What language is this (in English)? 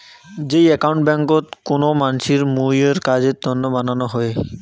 Bangla